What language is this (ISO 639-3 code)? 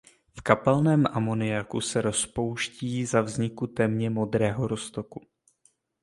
ces